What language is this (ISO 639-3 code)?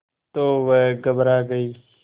hin